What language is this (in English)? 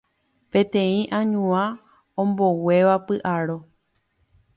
Guarani